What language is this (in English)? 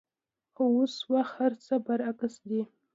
Pashto